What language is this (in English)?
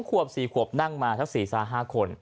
Thai